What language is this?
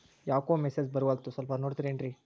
Kannada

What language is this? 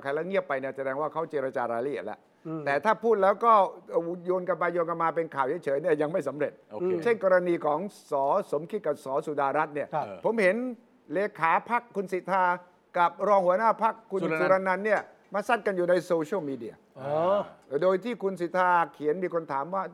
Thai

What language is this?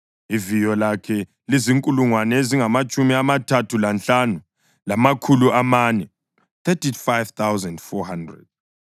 North Ndebele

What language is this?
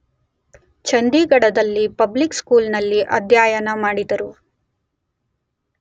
Kannada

